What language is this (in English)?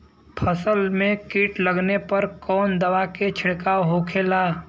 Bhojpuri